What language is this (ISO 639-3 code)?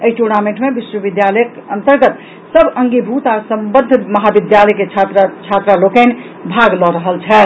mai